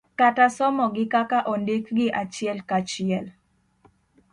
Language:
Luo (Kenya and Tanzania)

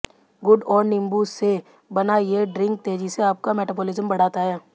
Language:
Hindi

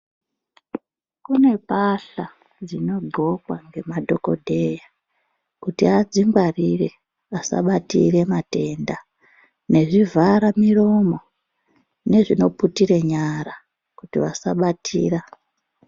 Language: Ndau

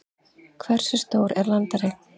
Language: Icelandic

